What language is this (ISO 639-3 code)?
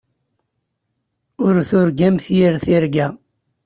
kab